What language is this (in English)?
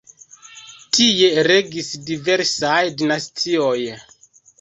Esperanto